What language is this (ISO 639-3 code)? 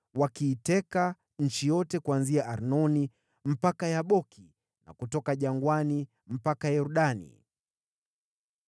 swa